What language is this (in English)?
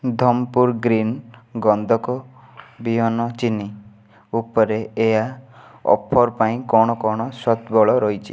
Odia